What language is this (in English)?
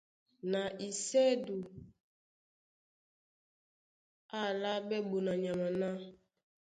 Duala